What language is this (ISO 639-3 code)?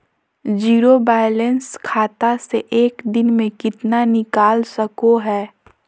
mag